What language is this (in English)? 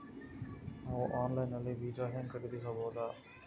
Kannada